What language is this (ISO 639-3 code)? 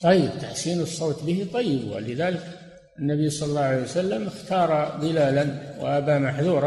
ara